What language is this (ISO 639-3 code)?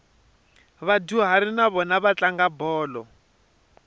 tso